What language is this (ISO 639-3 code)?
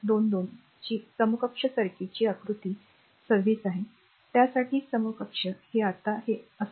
mar